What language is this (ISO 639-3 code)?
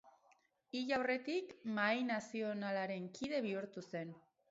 eus